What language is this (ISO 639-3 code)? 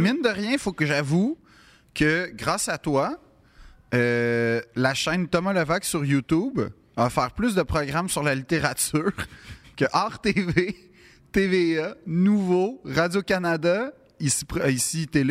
fra